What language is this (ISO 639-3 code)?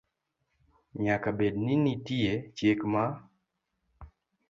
luo